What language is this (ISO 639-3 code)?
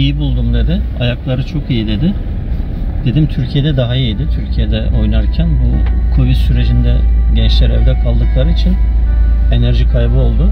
tur